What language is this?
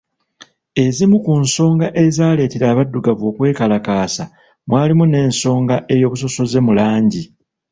Ganda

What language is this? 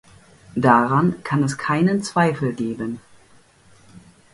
German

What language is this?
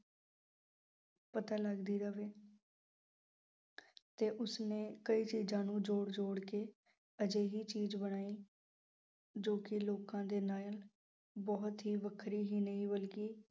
Punjabi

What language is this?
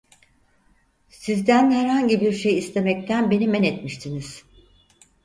Turkish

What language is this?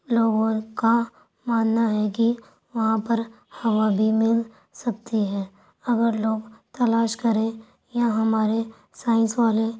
Urdu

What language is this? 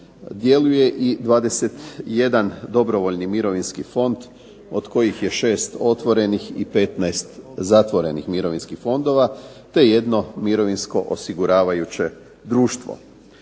Croatian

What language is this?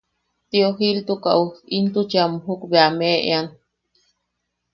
Yaqui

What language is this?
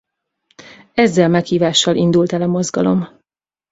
Hungarian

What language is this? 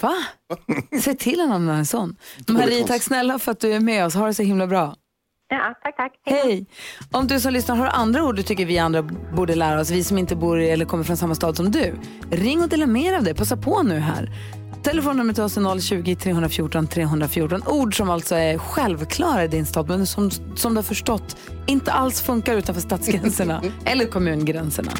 Swedish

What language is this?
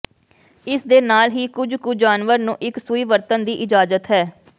Punjabi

